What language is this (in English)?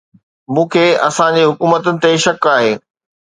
Sindhi